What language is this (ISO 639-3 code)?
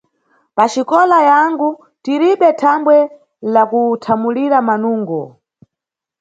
nyu